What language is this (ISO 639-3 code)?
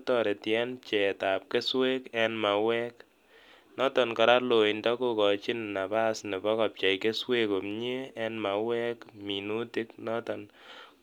kln